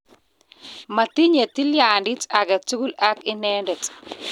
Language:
Kalenjin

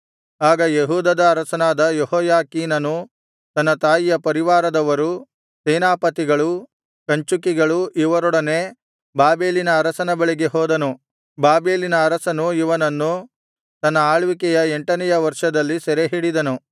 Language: Kannada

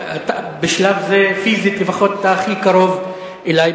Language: Hebrew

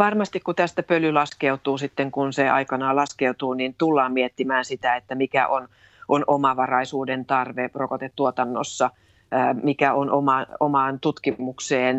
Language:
Finnish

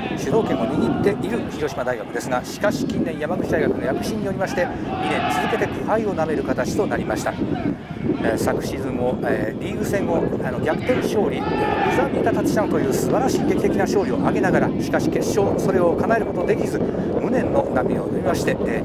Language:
Japanese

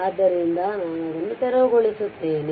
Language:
Kannada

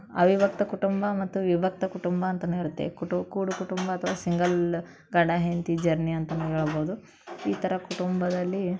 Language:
Kannada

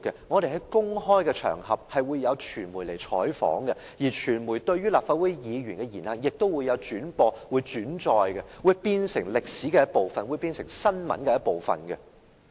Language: Cantonese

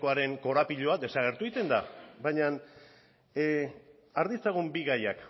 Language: Basque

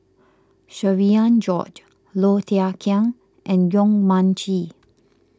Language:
English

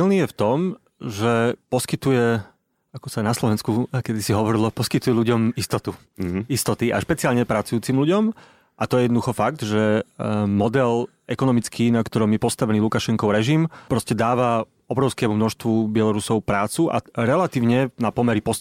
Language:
Slovak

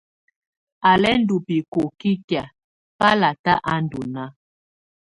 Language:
Tunen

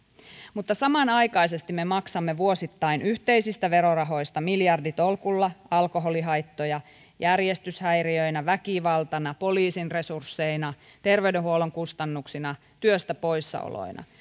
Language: Finnish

